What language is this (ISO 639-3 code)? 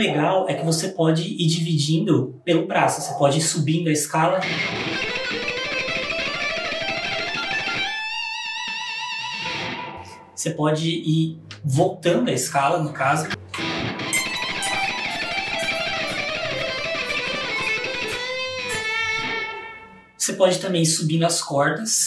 por